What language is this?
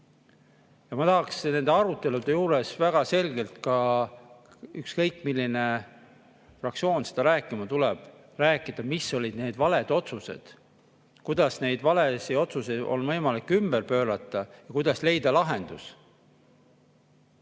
Estonian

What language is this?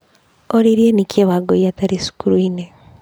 Kikuyu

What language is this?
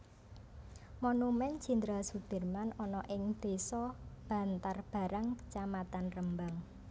Javanese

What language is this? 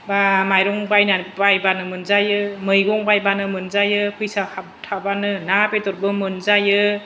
Bodo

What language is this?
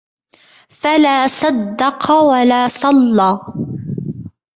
Arabic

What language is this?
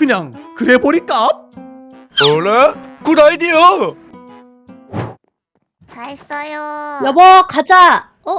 Korean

